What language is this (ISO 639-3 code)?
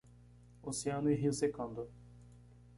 por